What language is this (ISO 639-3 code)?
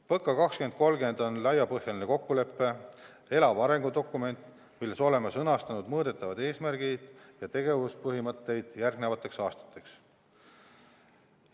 est